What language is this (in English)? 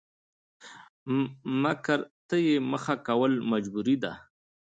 Pashto